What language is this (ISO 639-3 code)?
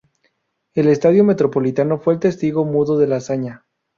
spa